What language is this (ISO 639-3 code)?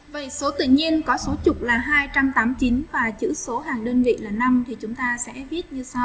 vie